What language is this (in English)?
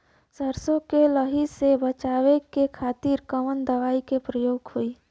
Bhojpuri